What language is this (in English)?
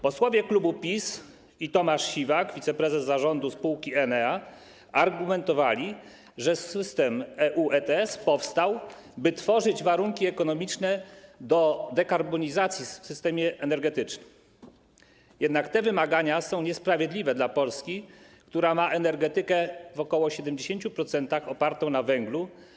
Polish